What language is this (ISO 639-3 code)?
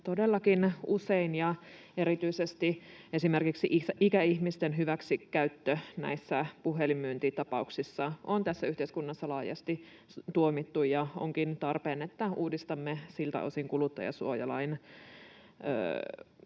fin